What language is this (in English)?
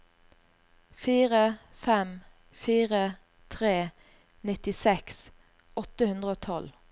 Norwegian